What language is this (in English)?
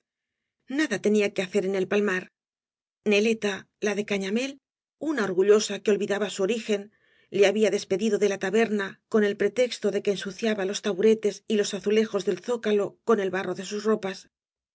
Spanish